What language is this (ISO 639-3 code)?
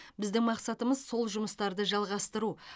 kaz